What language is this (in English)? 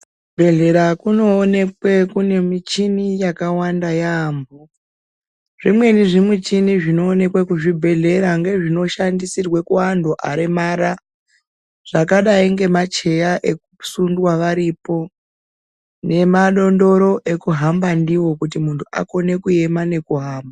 Ndau